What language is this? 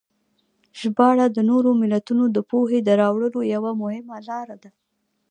Pashto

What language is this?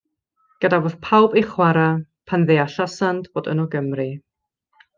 Welsh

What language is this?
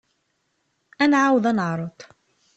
Kabyle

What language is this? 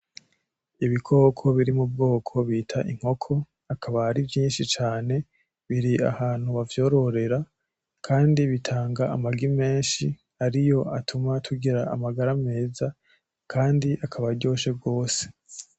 Rundi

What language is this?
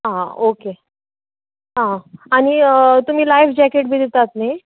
Konkani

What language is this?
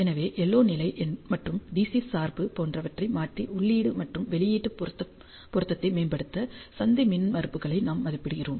Tamil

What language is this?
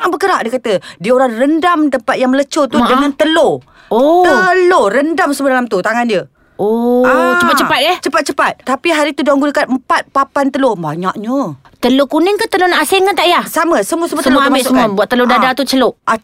Malay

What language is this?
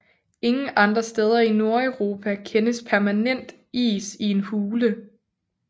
Danish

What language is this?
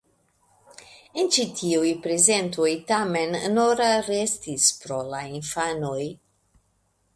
Esperanto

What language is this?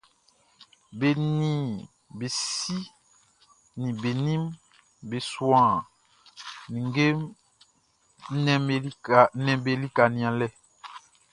Baoulé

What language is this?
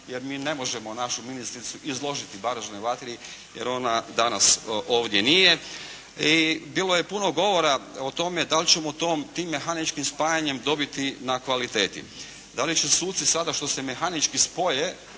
Croatian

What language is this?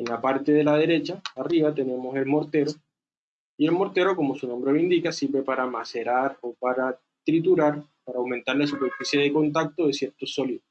Spanish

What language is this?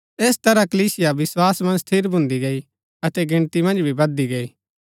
Gaddi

